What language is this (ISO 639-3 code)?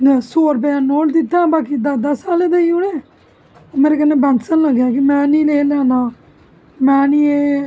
doi